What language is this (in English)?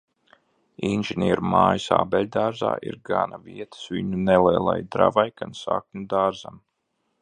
Latvian